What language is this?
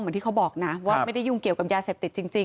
Thai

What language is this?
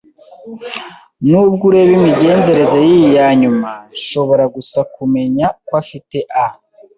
Kinyarwanda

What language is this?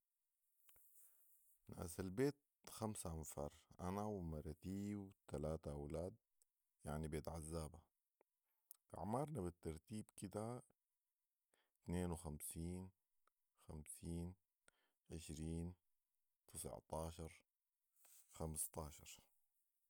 Sudanese Arabic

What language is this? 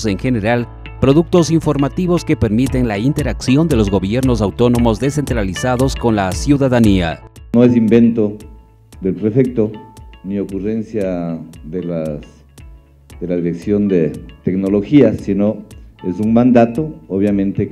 Spanish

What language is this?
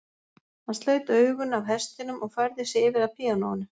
Icelandic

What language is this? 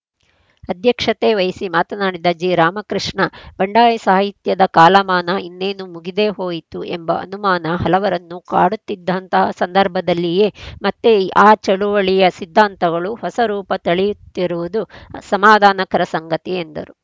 Kannada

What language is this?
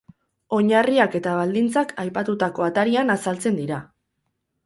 Basque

